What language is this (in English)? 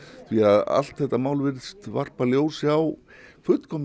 Icelandic